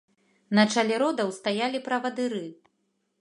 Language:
Belarusian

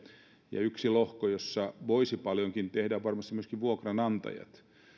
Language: Finnish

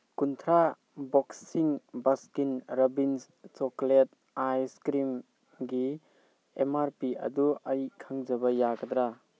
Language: Manipuri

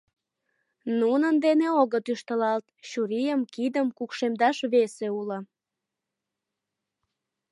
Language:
Mari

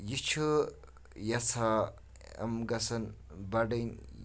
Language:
Kashmiri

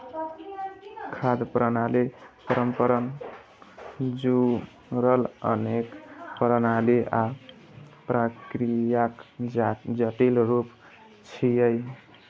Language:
Maithili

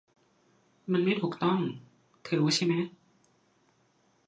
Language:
Thai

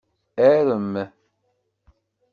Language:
Kabyle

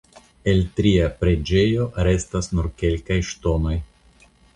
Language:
Esperanto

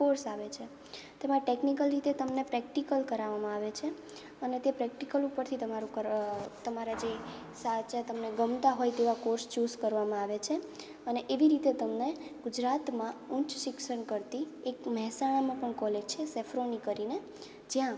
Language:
Gujarati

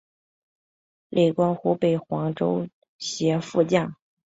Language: Chinese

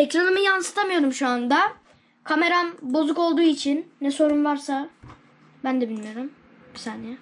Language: Turkish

